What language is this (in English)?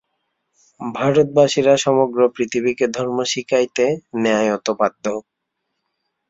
Bangla